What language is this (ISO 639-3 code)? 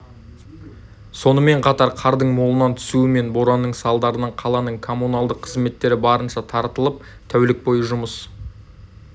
kaz